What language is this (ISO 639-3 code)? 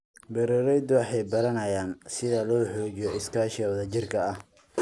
som